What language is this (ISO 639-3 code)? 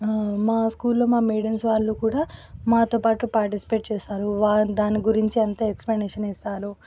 tel